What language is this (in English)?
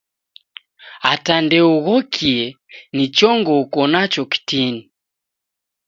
Taita